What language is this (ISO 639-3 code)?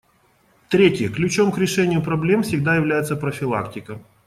rus